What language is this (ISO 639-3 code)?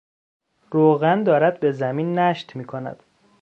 fas